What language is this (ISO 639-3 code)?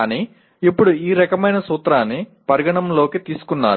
tel